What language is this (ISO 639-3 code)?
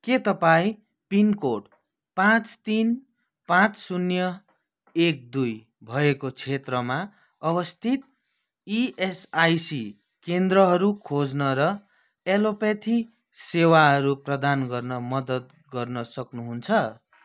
nep